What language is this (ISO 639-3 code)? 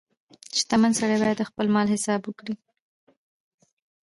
pus